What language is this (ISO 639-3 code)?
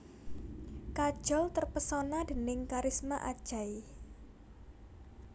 jav